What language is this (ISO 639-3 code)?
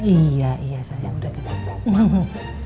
ind